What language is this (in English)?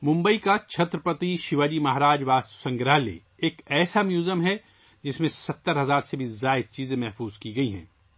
Urdu